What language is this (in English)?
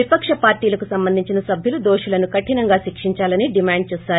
Telugu